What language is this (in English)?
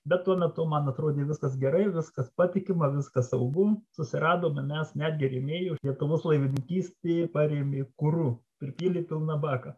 Lithuanian